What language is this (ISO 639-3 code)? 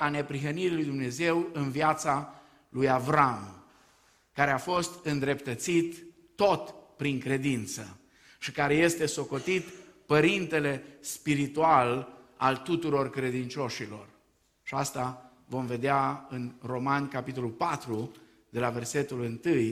ron